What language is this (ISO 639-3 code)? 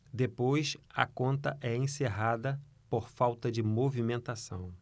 por